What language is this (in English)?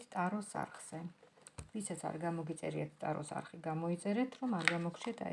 Romanian